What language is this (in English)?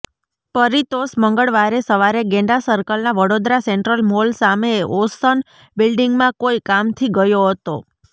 Gujarati